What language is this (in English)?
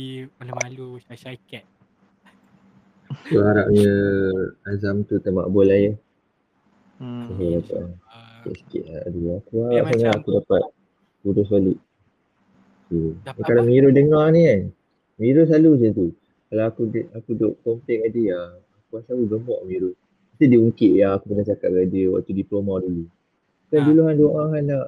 Malay